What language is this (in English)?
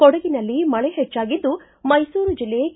Kannada